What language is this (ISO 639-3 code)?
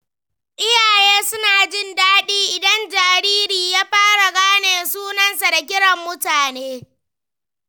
hau